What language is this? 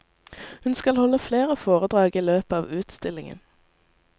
Norwegian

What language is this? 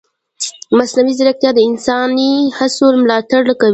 Pashto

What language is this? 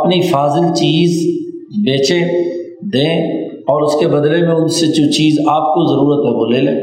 Urdu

